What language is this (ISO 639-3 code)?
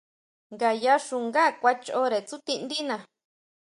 mau